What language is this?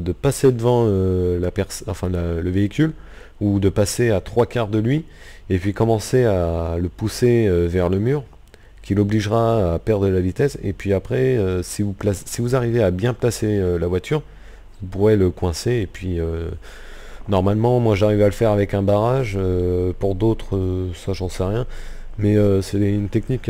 French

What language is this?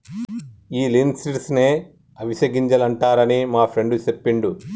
Telugu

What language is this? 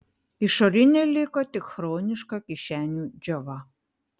Lithuanian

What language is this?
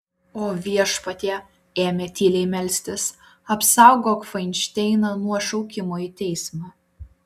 Lithuanian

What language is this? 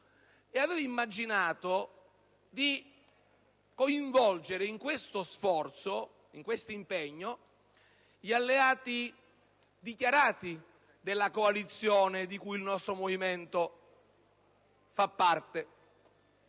Italian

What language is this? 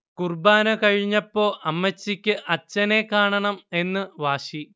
Malayalam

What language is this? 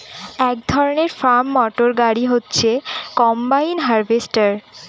Bangla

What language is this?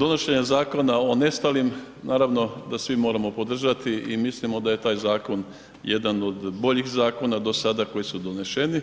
Croatian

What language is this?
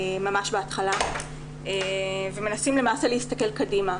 Hebrew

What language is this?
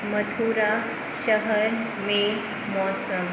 Hindi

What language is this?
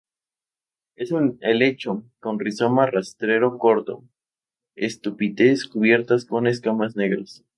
Spanish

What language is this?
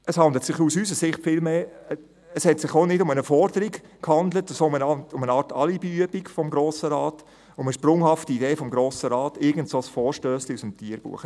Swiss German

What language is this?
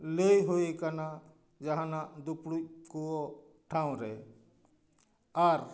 Santali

